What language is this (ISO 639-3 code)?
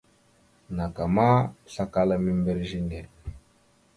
mxu